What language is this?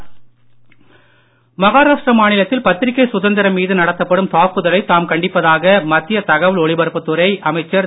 Tamil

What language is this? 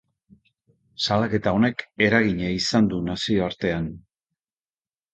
Basque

